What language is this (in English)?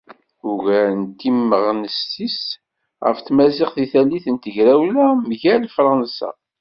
Kabyle